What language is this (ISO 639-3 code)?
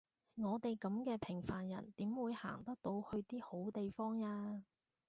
yue